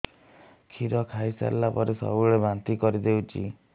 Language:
Odia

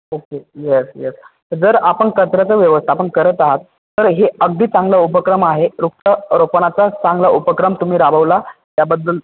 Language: Marathi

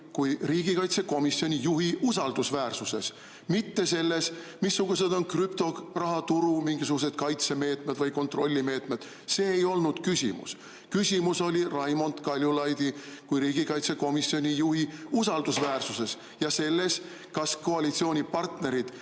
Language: Estonian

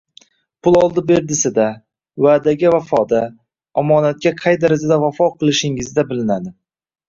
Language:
Uzbek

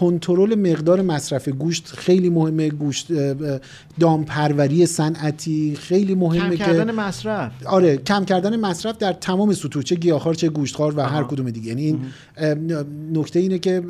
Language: Persian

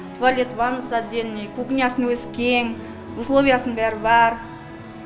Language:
Kazakh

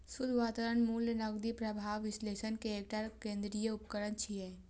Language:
Maithili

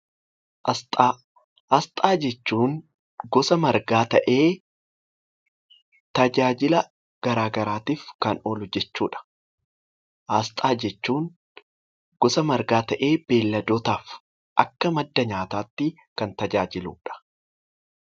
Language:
Oromo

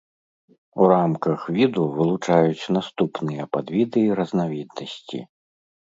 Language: Belarusian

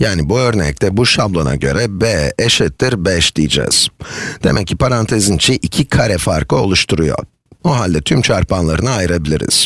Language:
Turkish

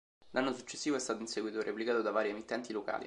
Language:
Italian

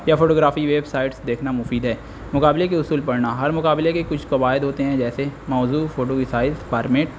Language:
Urdu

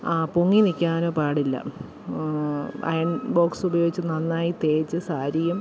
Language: Malayalam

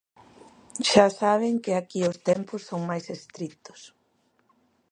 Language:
Galician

